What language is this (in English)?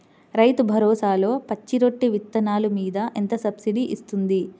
Telugu